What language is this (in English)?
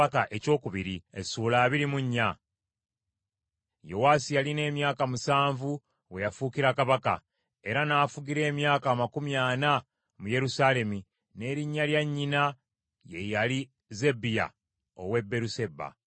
Ganda